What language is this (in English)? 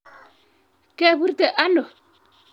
Kalenjin